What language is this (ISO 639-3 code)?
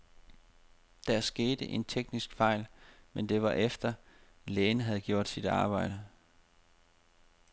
dan